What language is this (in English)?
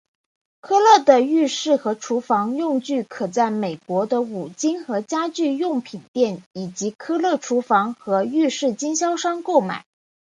Chinese